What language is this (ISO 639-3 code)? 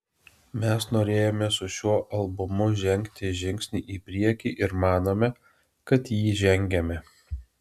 lit